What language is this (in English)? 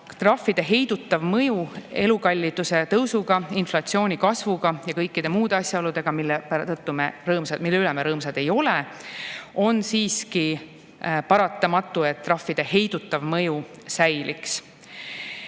Estonian